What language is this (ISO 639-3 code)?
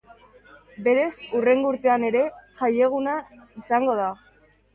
eus